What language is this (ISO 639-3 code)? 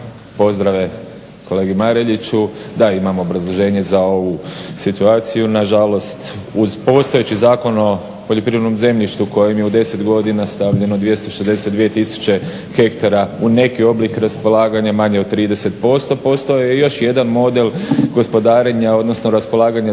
hrv